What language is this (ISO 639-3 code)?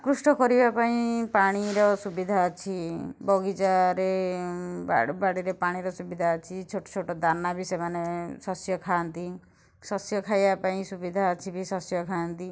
ori